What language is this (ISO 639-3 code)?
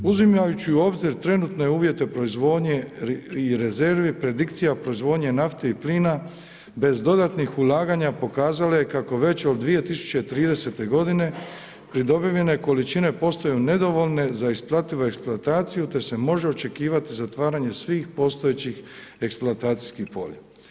hrv